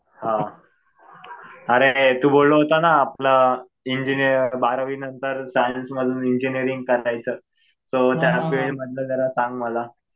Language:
Marathi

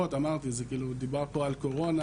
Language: Hebrew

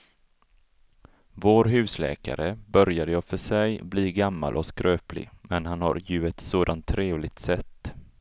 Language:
Swedish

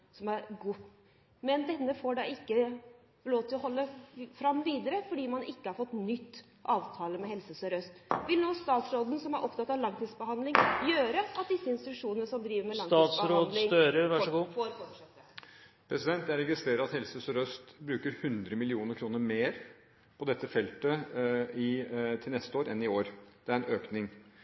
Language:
Norwegian Bokmål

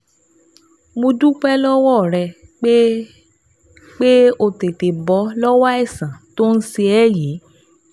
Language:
Yoruba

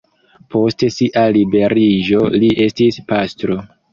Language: Esperanto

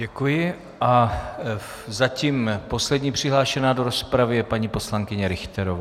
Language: Czech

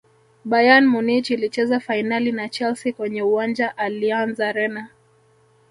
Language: Swahili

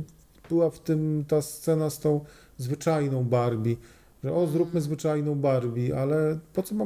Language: Polish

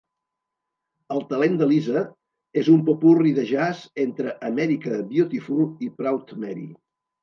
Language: Catalan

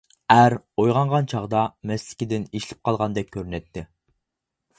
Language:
Uyghur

